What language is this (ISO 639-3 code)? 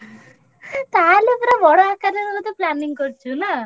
ori